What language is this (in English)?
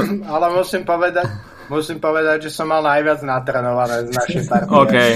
Slovak